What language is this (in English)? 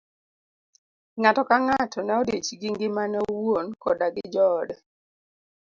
Luo (Kenya and Tanzania)